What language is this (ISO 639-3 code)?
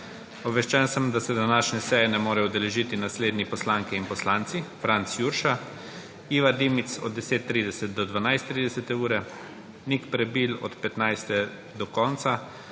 slv